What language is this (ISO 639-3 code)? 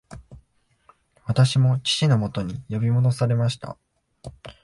jpn